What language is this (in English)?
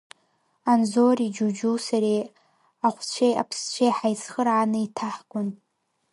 Abkhazian